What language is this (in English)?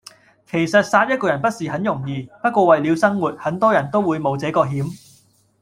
Cantonese